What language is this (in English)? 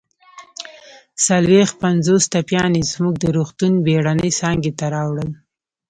Pashto